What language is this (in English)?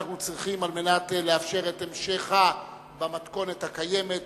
Hebrew